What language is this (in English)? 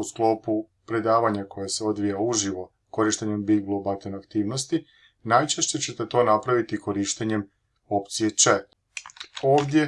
Croatian